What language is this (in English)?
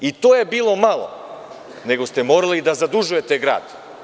Serbian